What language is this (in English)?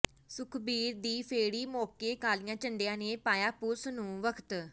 Punjabi